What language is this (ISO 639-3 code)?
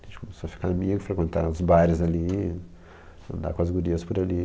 por